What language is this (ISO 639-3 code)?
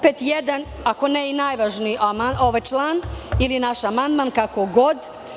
srp